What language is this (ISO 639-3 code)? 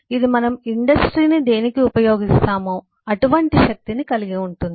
tel